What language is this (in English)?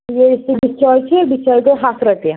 Kashmiri